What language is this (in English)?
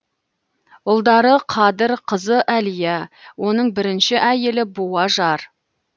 Kazakh